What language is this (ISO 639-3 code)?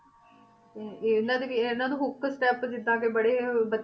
pan